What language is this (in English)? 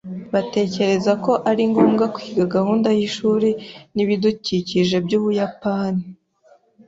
Kinyarwanda